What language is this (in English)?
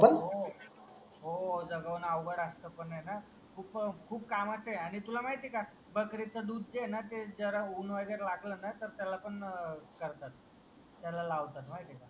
Marathi